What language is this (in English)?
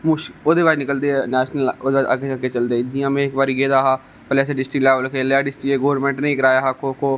Dogri